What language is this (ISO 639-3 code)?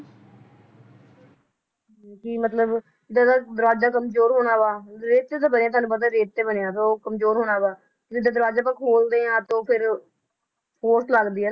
pan